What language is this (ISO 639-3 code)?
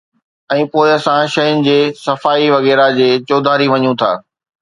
snd